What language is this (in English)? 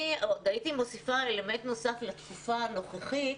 Hebrew